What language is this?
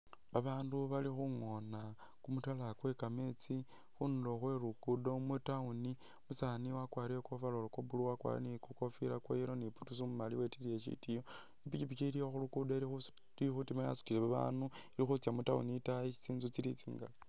Masaaba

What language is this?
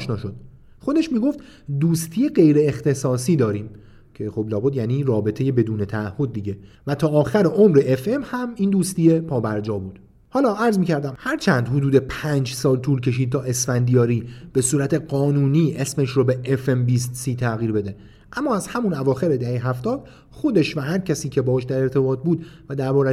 Persian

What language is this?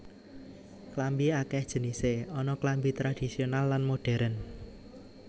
Javanese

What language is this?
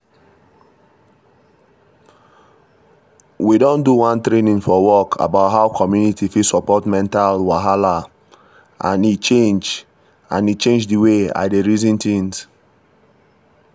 Nigerian Pidgin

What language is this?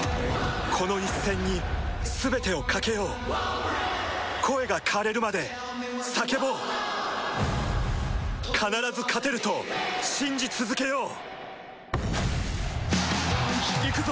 Japanese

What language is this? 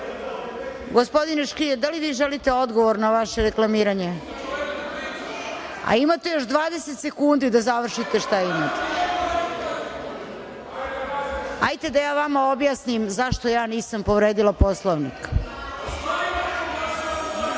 Serbian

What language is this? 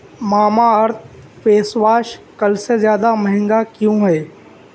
Urdu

